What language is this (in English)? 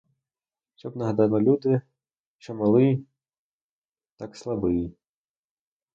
Ukrainian